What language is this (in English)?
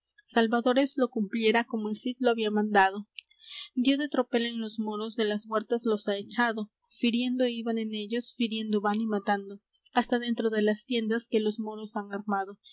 Spanish